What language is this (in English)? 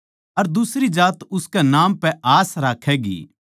Haryanvi